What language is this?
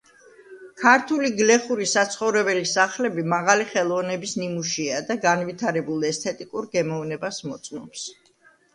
Georgian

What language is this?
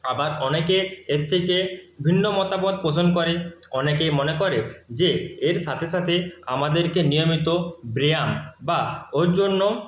Bangla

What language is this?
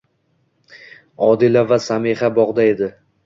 Uzbek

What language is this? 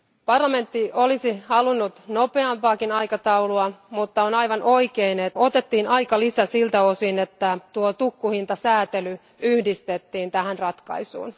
Finnish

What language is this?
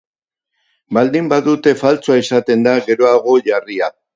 Basque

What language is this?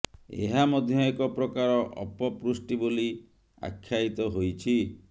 Odia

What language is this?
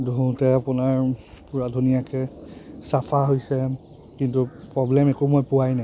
Assamese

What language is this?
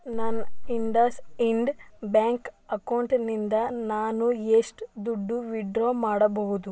Kannada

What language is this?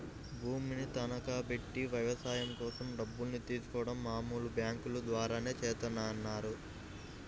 Telugu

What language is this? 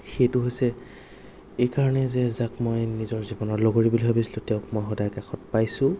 Assamese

